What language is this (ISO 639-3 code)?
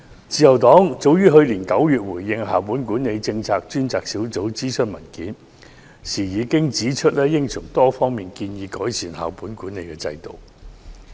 yue